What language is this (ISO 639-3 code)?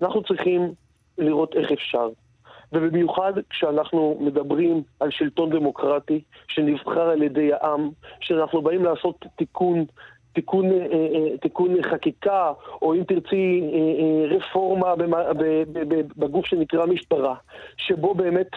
heb